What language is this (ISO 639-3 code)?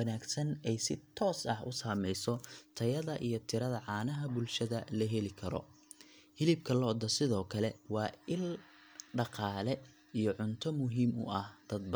som